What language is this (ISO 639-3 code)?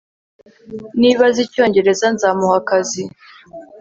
kin